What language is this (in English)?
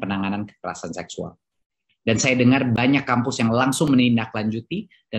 Indonesian